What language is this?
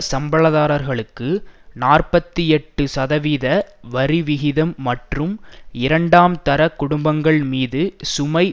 Tamil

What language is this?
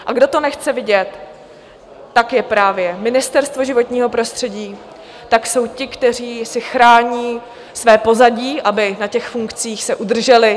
Czech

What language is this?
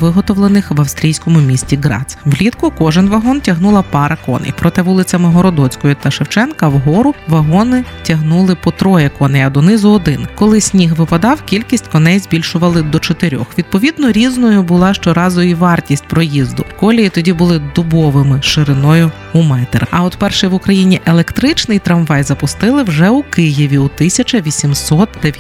Ukrainian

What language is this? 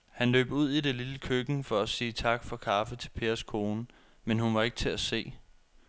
Danish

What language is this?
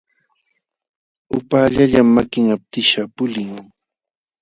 Jauja Wanca Quechua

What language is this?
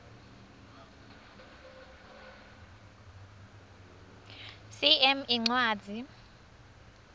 Swati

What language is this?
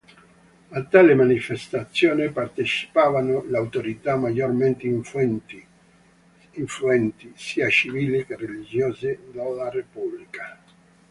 Italian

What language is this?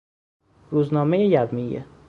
Persian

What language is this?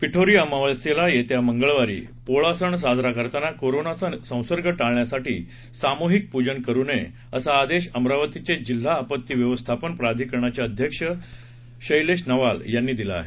Marathi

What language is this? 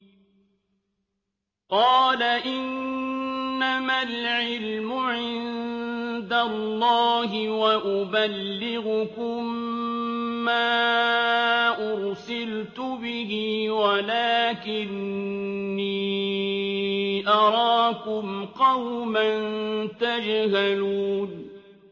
Arabic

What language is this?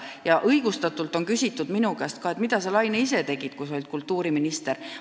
Estonian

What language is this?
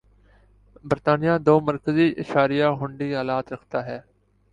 Urdu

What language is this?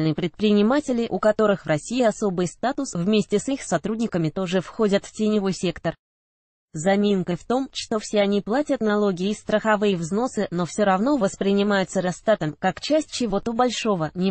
Russian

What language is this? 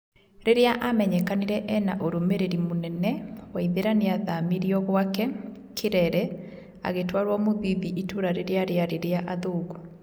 Kikuyu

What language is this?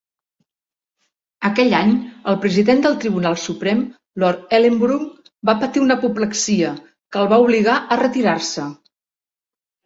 Catalan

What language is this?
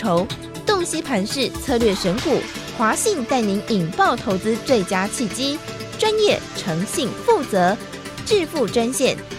Chinese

